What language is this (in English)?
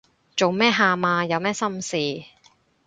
Cantonese